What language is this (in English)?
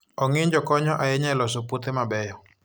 Luo (Kenya and Tanzania)